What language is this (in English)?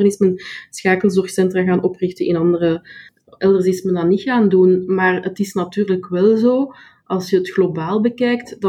Dutch